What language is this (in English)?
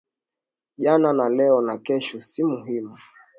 Swahili